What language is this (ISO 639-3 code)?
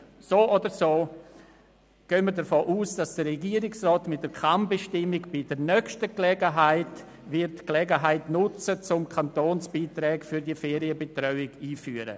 gsw